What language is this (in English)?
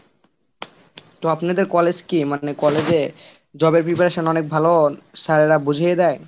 Bangla